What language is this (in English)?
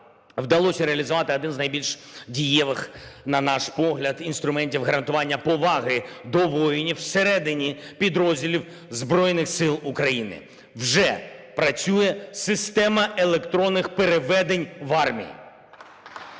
Ukrainian